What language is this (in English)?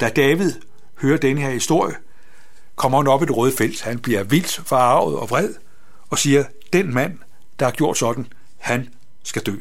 Danish